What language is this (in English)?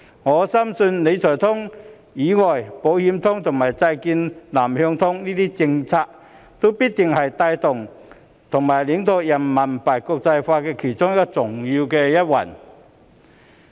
Cantonese